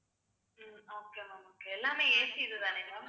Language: Tamil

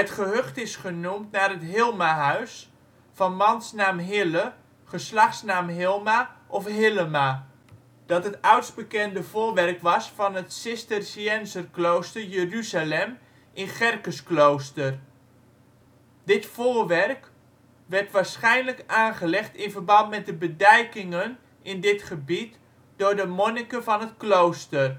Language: Dutch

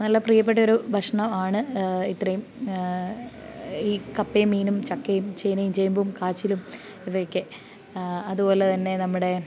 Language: Malayalam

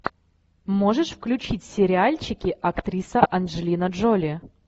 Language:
Russian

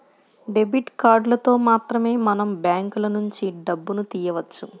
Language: Telugu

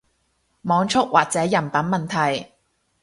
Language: Cantonese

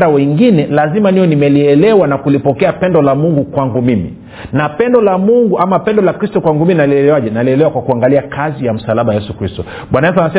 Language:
Swahili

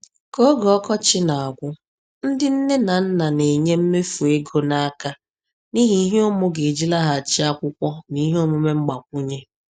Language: Igbo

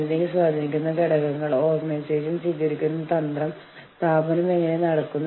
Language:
Malayalam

